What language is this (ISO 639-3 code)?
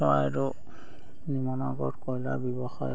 asm